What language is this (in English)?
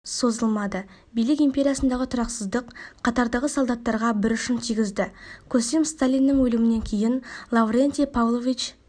Kazakh